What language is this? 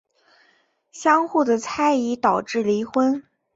Chinese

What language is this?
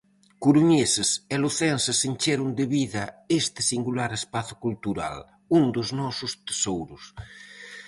Galician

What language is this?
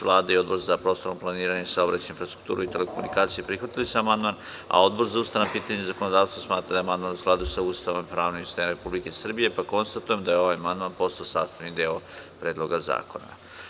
Serbian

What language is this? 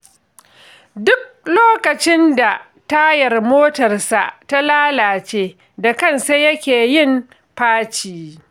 Hausa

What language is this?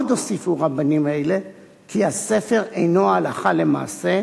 Hebrew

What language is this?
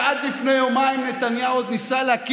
Hebrew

